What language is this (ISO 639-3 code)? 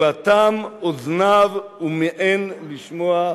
heb